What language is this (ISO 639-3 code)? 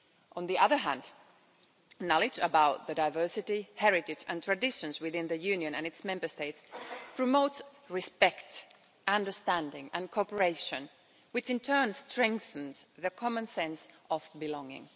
eng